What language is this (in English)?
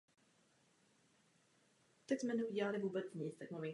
Czech